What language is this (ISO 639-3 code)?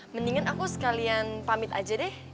ind